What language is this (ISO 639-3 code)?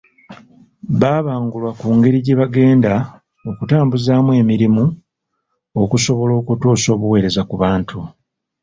lug